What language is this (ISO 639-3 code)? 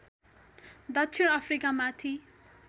nep